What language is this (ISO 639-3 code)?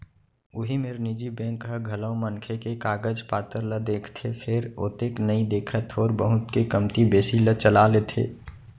hne